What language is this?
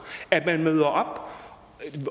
Danish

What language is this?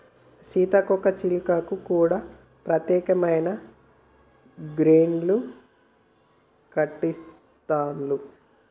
Telugu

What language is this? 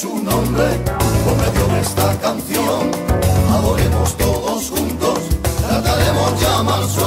Spanish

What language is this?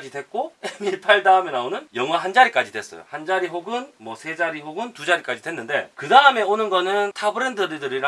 Korean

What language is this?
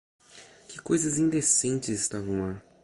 Portuguese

